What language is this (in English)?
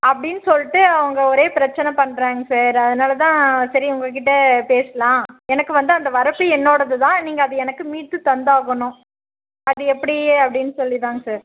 Tamil